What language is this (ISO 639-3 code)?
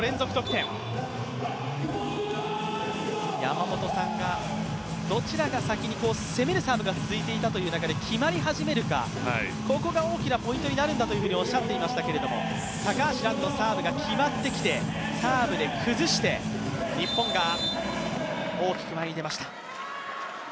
jpn